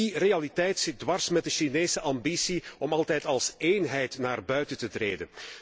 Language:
Dutch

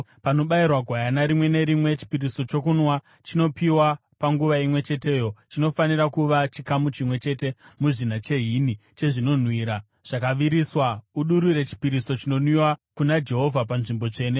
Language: Shona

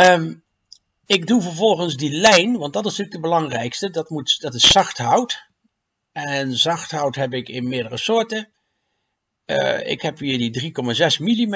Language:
Dutch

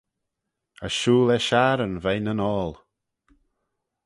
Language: Manx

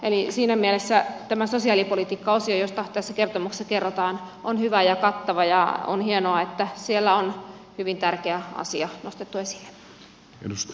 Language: Finnish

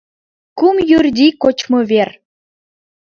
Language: Mari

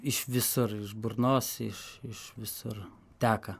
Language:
Lithuanian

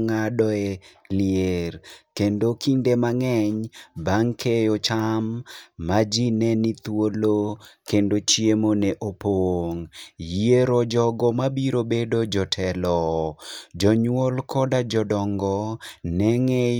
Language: Luo (Kenya and Tanzania)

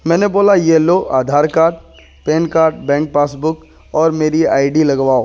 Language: Urdu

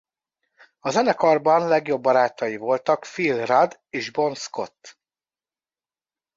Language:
Hungarian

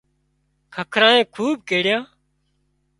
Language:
Wadiyara Koli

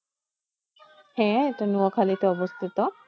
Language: Bangla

